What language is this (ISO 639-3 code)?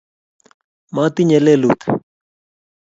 kln